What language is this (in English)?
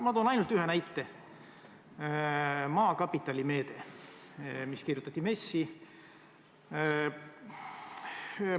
Estonian